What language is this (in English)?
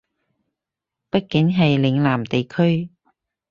Cantonese